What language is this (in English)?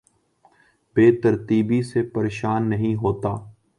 Urdu